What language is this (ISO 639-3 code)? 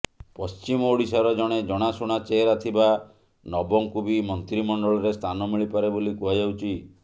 ori